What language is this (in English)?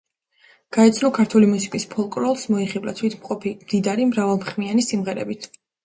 Georgian